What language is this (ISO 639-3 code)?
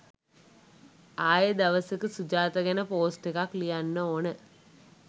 sin